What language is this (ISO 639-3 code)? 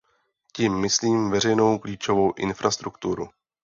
ces